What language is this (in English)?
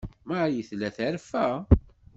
Kabyle